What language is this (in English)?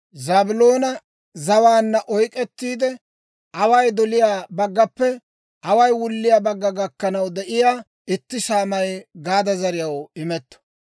Dawro